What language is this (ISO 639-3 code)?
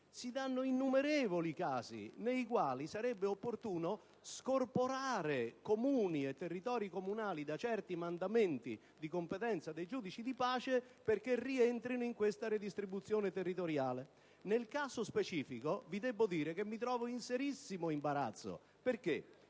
ita